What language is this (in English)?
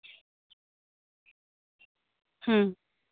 Santali